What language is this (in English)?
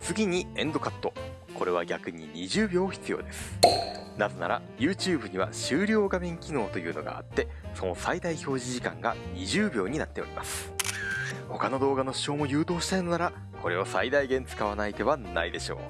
Japanese